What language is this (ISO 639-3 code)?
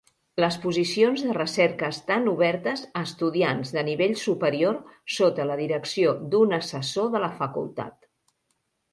cat